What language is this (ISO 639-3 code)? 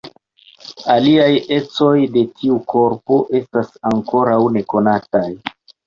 epo